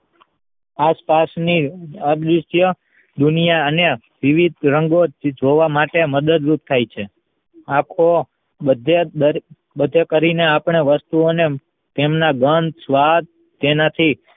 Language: Gujarati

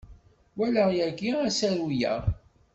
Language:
Kabyle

